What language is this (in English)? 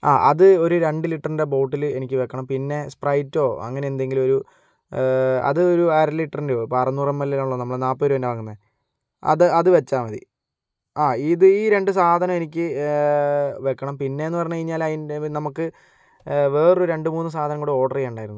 Malayalam